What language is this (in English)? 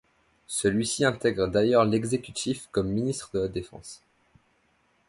French